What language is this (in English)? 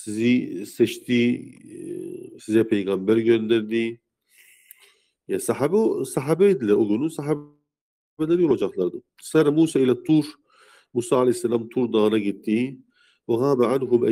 Turkish